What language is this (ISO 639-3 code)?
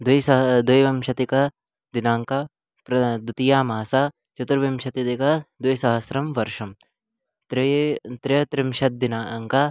san